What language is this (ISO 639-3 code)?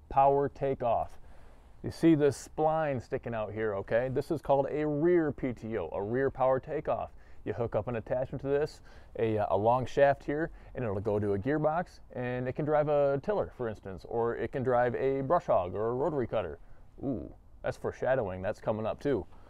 eng